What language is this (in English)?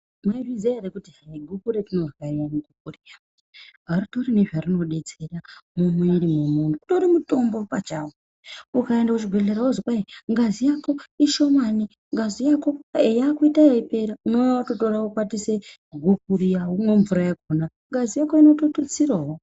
Ndau